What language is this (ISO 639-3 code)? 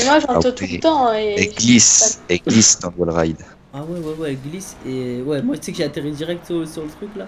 fra